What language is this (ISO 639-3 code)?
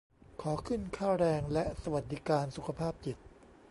tha